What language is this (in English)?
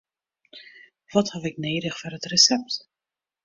Western Frisian